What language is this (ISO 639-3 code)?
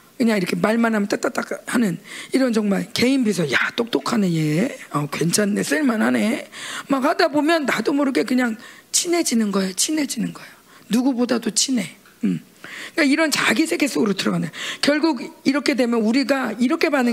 kor